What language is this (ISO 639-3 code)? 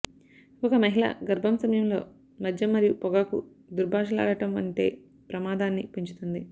tel